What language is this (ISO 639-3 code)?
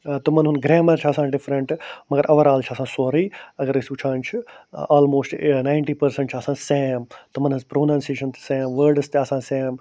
kas